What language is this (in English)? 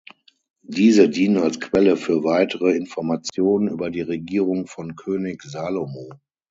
German